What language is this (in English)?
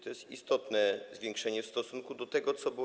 Polish